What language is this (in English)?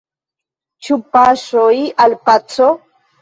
Esperanto